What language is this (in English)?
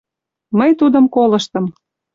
Mari